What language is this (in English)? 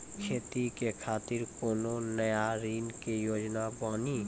Maithili